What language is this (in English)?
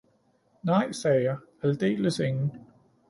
Danish